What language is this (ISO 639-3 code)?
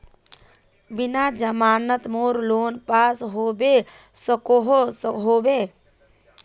mag